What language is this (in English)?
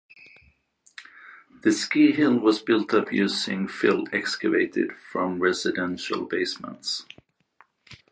English